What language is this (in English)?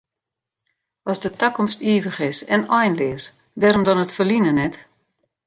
Western Frisian